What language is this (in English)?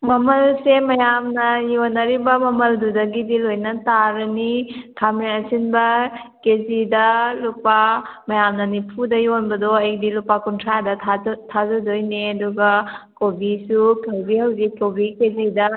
Manipuri